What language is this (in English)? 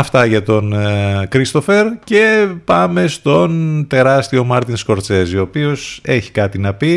Greek